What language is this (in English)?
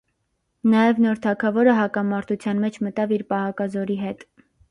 Armenian